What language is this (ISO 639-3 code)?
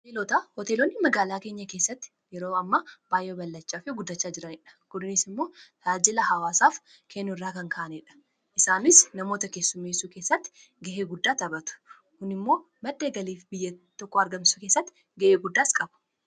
orm